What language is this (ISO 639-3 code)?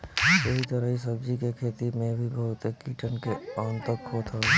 bho